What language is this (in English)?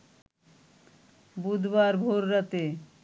Bangla